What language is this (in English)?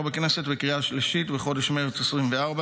Hebrew